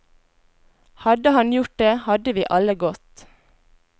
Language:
Norwegian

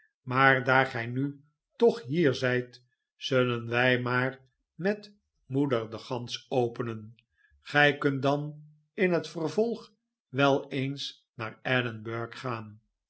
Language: Dutch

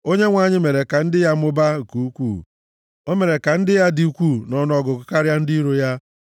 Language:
Igbo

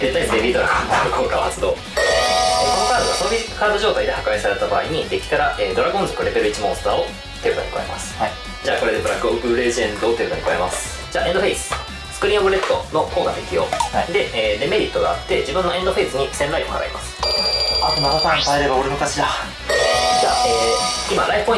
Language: Japanese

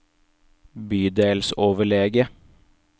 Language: Norwegian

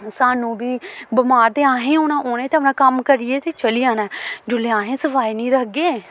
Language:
Dogri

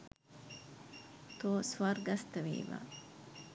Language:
Sinhala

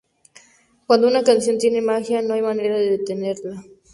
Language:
Spanish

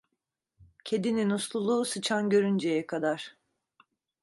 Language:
Turkish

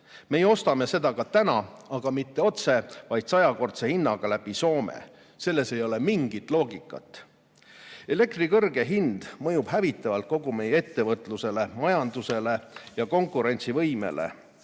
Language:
Estonian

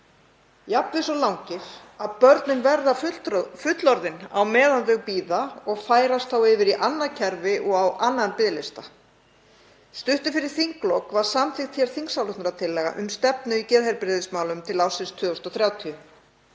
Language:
Icelandic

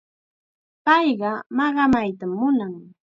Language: Chiquián Ancash Quechua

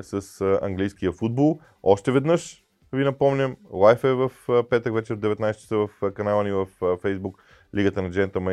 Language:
Bulgarian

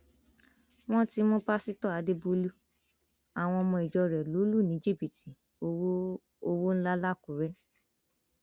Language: Yoruba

